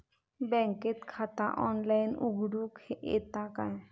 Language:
Marathi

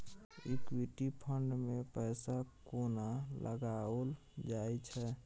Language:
Maithili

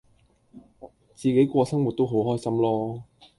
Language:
Cantonese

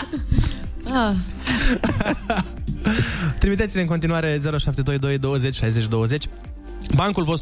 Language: Romanian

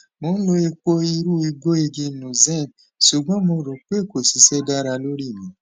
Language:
Yoruba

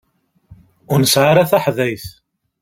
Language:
Kabyle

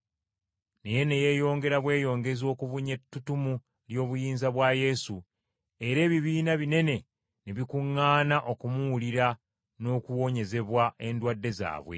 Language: Ganda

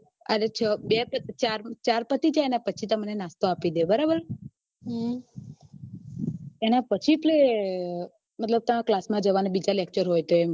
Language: Gujarati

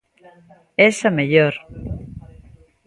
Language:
Galician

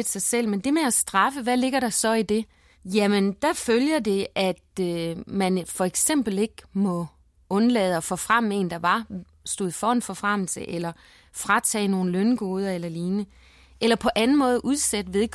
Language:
Danish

